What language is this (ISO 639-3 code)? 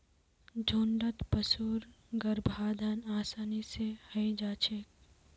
mag